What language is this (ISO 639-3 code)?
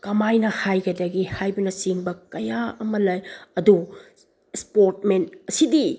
mni